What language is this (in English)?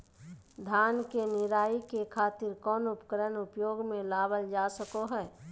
Magahi